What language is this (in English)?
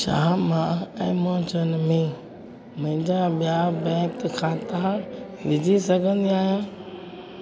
Sindhi